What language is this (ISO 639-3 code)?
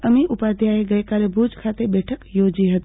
guj